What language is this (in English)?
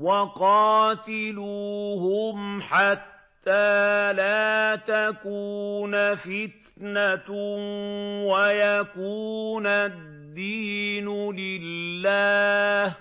Arabic